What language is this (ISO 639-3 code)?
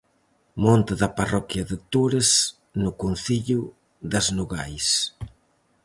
glg